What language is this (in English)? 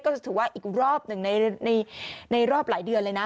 Thai